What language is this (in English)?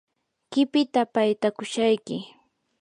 Yanahuanca Pasco Quechua